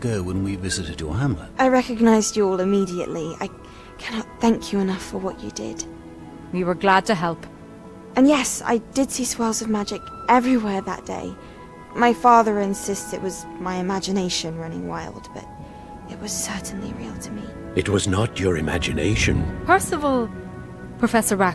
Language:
English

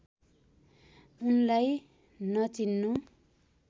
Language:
Nepali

